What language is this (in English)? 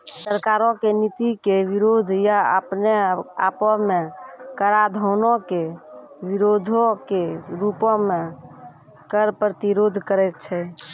Maithili